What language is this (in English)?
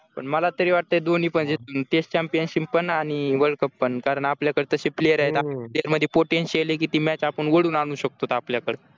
Marathi